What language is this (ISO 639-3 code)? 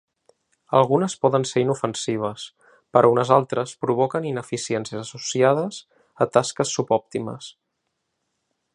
cat